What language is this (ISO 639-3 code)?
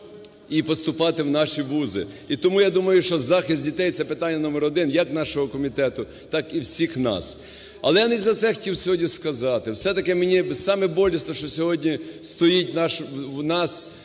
ukr